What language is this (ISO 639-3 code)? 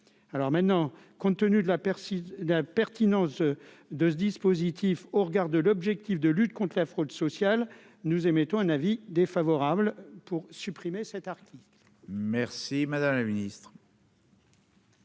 fra